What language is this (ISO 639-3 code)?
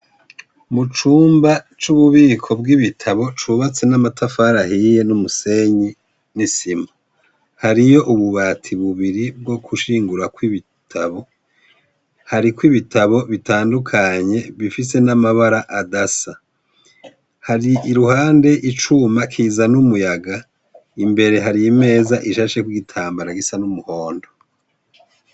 run